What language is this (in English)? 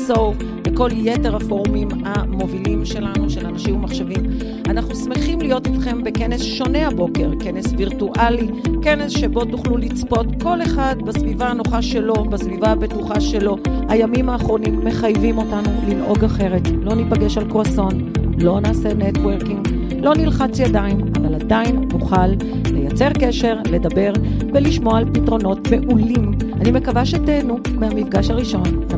Hebrew